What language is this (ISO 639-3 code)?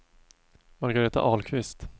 swe